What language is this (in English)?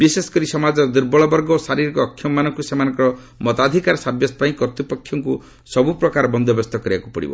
Odia